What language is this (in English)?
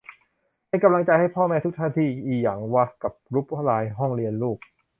Thai